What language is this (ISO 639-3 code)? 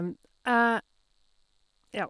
nor